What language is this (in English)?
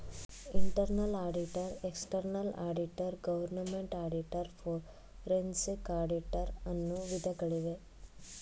Kannada